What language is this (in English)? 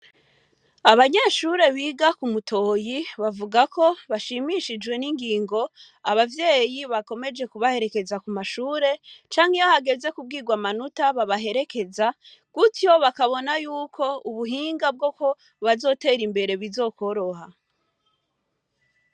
Rundi